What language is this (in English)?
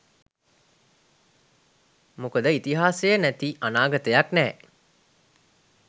Sinhala